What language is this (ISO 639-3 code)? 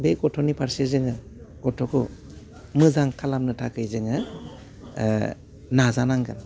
brx